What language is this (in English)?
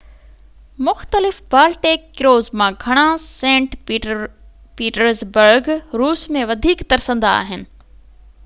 Sindhi